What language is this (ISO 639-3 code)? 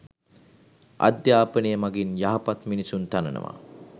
sin